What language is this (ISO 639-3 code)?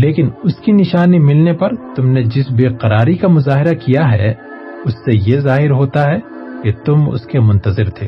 urd